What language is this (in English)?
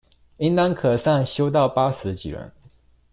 Chinese